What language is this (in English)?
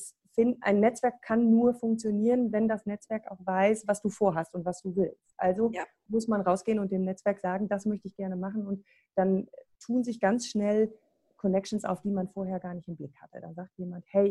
German